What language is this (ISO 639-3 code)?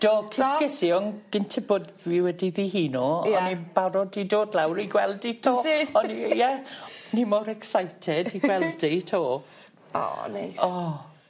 cym